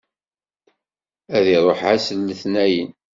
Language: Kabyle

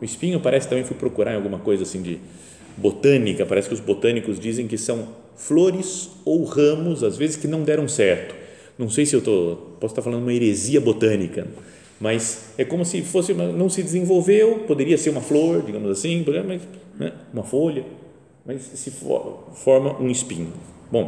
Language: Portuguese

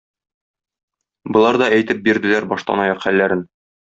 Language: Tatar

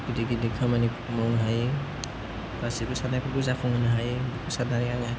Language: Bodo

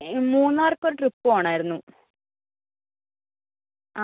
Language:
Malayalam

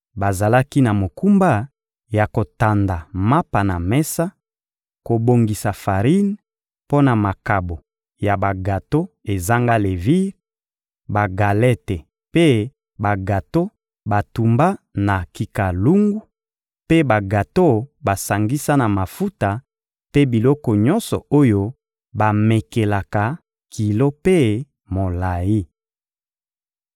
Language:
Lingala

